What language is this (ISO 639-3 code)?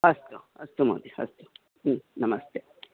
san